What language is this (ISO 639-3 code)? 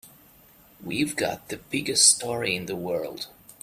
eng